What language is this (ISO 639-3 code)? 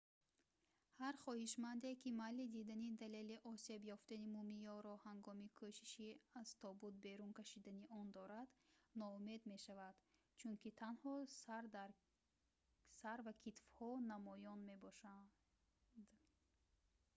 tgk